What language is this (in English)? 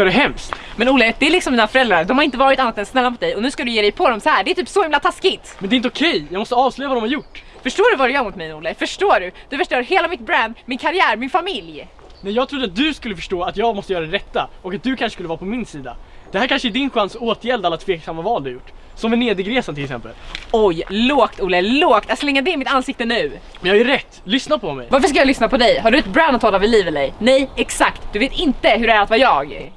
Swedish